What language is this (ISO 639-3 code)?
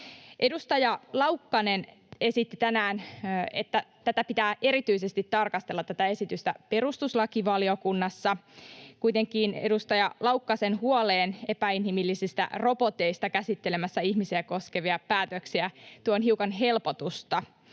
fin